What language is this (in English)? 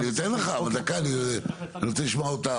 Hebrew